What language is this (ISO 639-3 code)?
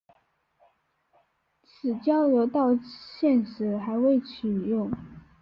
zho